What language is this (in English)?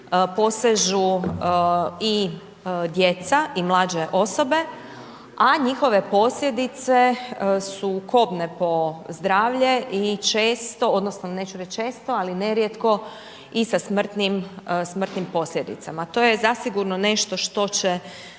Croatian